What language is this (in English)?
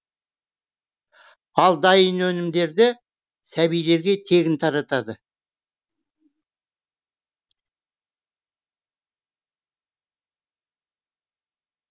Kazakh